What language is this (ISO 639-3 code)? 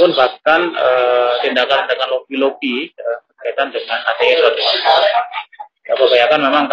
ind